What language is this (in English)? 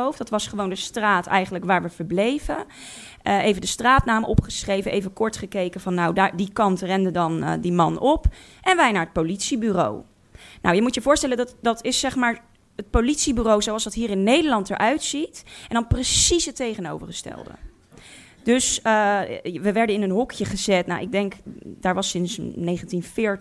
Dutch